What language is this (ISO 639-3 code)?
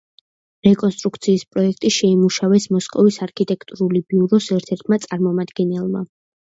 kat